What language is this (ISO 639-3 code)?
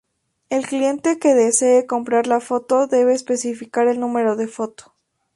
spa